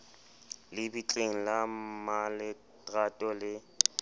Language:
Southern Sotho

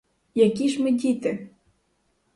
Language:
Ukrainian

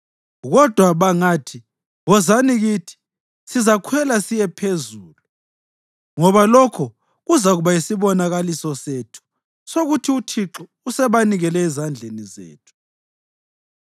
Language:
North Ndebele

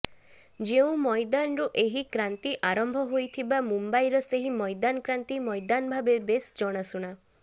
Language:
Odia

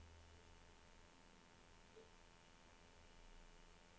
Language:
Norwegian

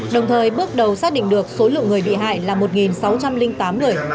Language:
Vietnamese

